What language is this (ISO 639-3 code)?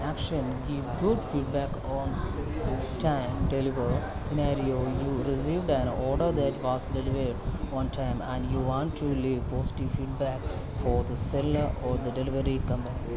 san